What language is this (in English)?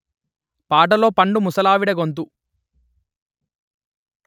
Telugu